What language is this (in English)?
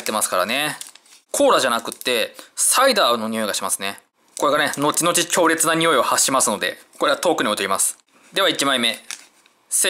Japanese